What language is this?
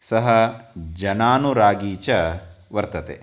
Sanskrit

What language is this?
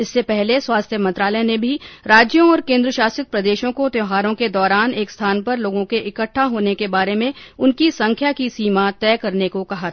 Hindi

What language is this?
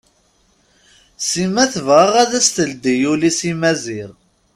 Kabyle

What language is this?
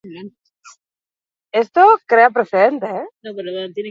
Basque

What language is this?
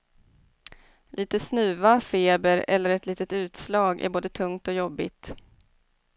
Swedish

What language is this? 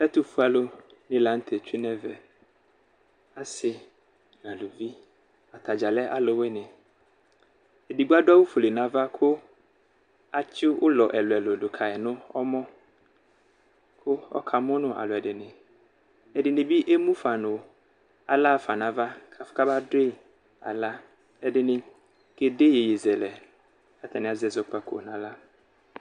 Ikposo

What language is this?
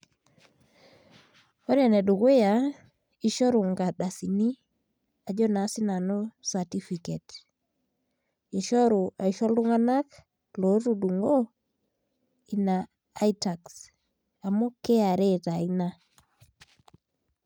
Masai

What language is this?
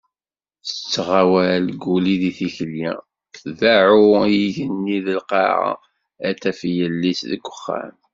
Kabyle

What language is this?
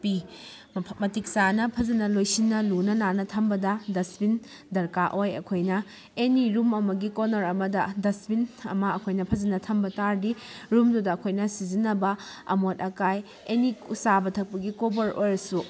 Manipuri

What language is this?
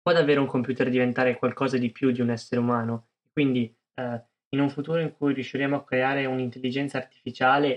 Italian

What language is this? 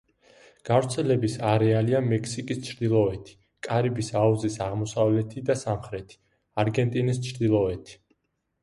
Georgian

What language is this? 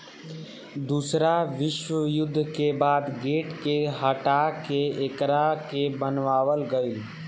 Bhojpuri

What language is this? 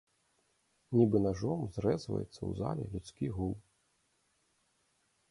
Belarusian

